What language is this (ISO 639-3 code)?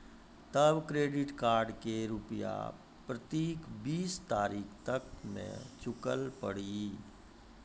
mai